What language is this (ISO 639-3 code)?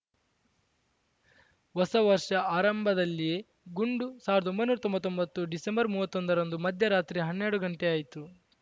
kan